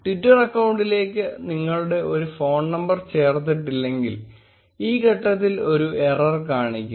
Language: Malayalam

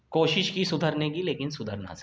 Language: Urdu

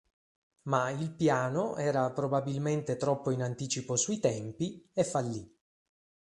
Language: Italian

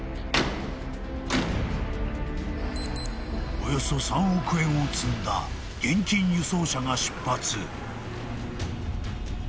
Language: Japanese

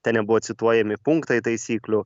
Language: Lithuanian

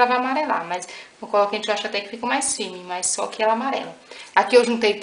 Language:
Portuguese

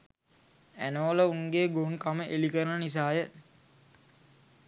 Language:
Sinhala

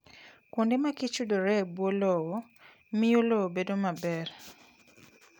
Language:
Luo (Kenya and Tanzania)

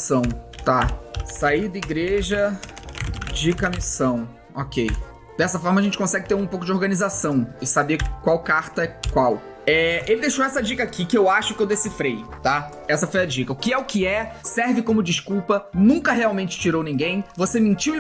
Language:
Portuguese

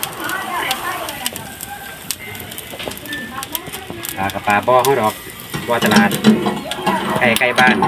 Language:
Thai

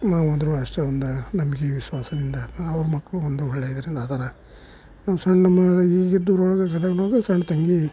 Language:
Kannada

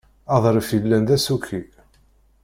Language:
Kabyle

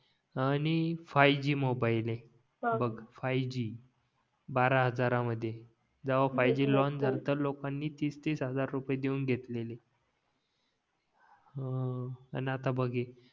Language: Marathi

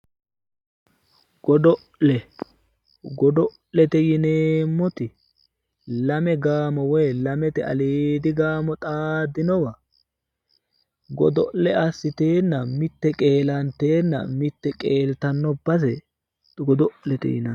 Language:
Sidamo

